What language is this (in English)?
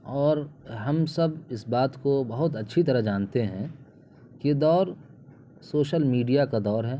Urdu